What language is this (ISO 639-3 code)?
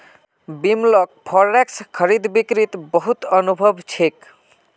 mag